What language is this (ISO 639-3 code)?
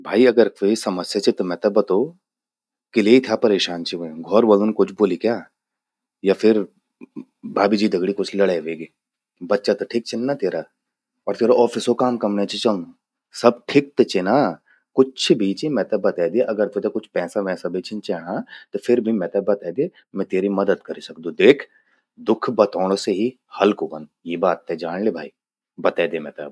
gbm